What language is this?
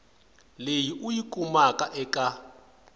Tsonga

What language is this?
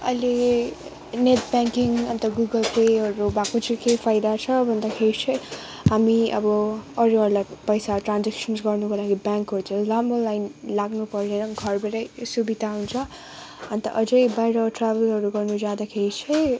Nepali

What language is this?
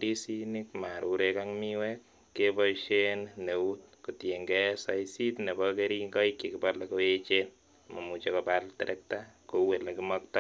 Kalenjin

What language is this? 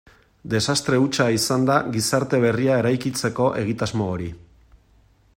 Basque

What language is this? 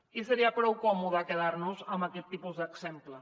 Catalan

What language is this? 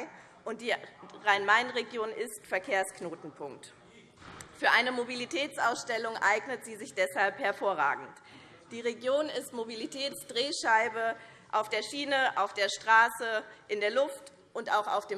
German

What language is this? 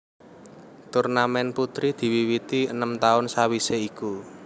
Javanese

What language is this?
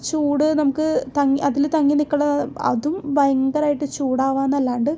Malayalam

